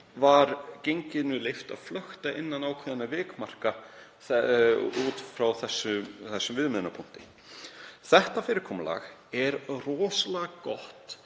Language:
Icelandic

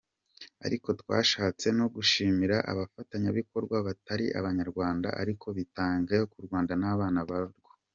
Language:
Kinyarwanda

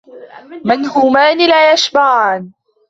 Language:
Arabic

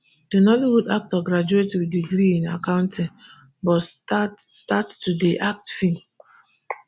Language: Nigerian Pidgin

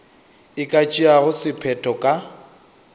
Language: Northern Sotho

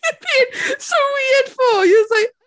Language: English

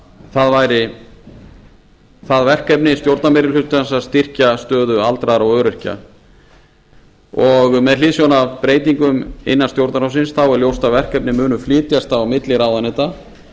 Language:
Icelandic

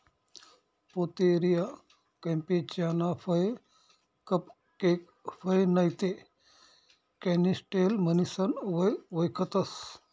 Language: Marathi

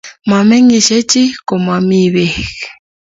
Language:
Kalenjin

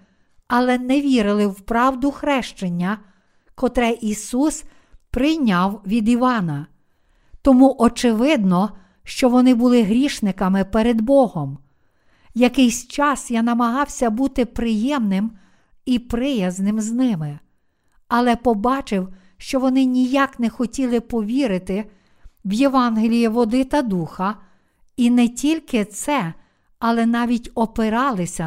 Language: Ukrainian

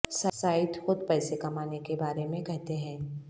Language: Urdu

